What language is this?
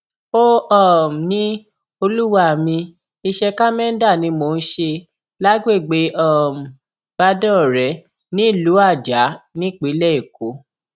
Yoruba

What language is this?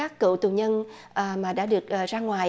Vietnamese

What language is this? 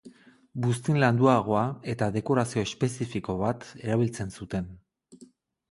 Basque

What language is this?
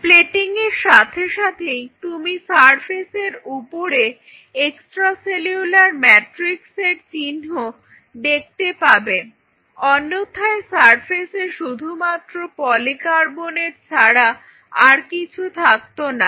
Bangla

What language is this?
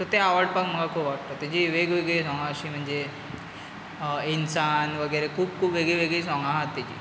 Konkani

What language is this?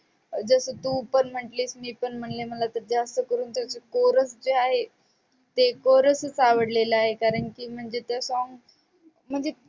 Marathi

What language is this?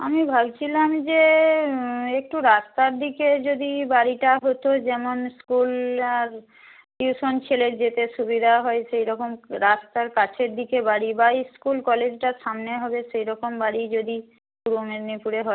Bangla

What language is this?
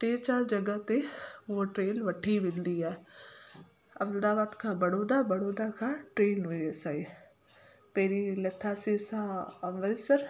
Sindhi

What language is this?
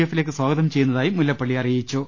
Malayalam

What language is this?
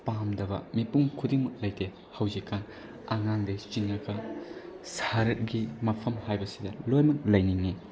Manipuri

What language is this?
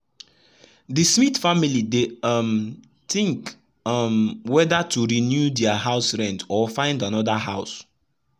Nigerian Pidgin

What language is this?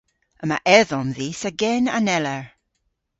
Cornish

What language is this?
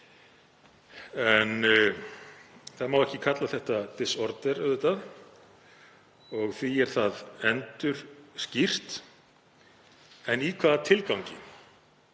Icelandic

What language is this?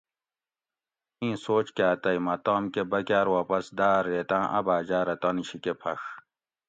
Gawri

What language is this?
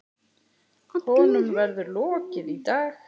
Icelandic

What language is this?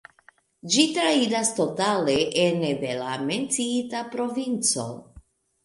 Esperanto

